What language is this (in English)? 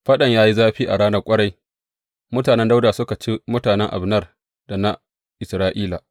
Hausa